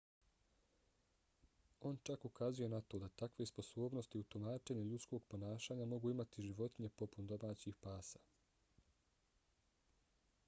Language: Bosnian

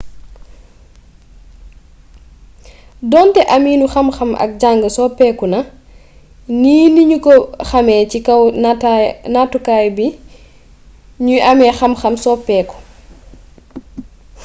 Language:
Wolof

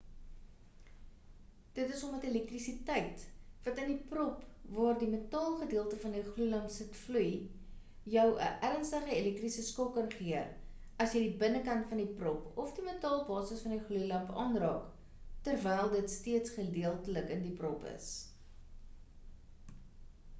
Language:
Afrikaans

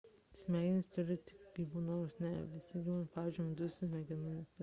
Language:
Lithuanian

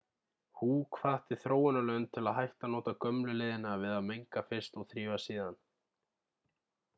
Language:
Icelandic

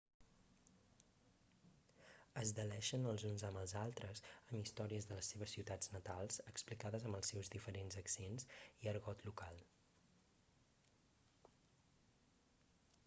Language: Catalan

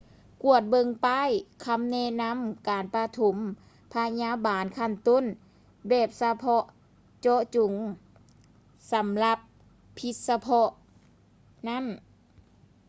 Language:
Lao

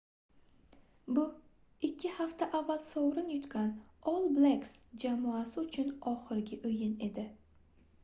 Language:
Uzbek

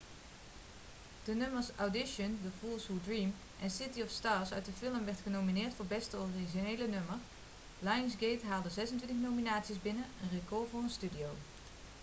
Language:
Dutch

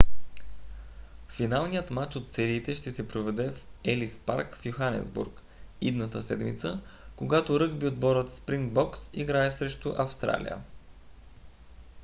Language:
Bulgarian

